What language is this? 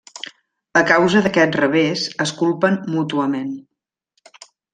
Catalan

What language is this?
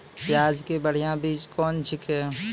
Maithili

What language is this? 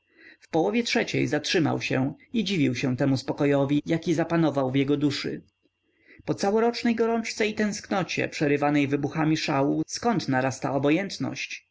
Polish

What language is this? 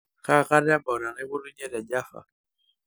Masai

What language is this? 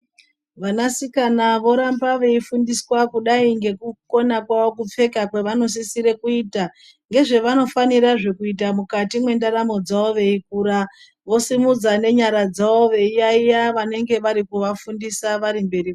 Ndau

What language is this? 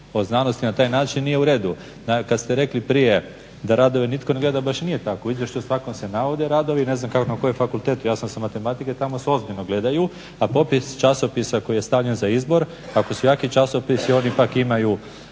Croatian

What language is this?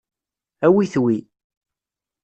Kabyle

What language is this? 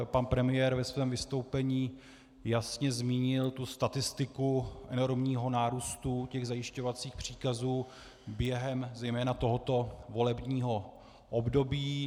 Czech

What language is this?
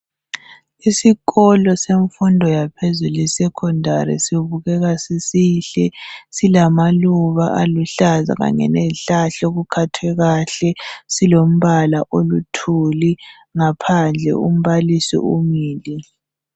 North Ndebele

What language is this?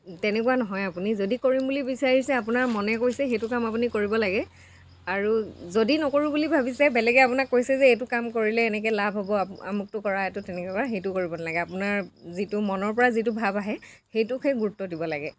Assamese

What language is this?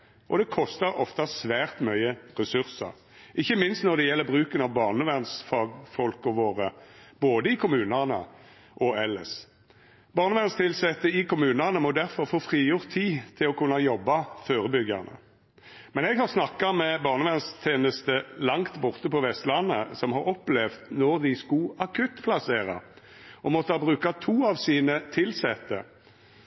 Norwegian Nynorsk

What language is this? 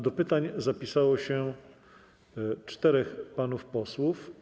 Polish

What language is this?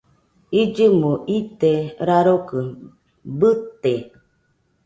Nüpode Huitoto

